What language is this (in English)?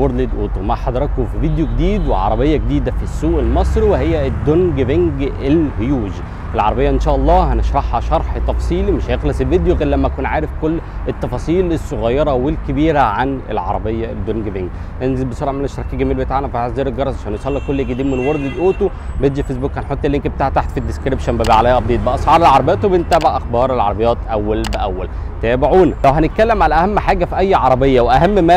Arabic